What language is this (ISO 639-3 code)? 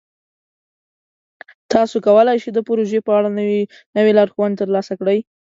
pus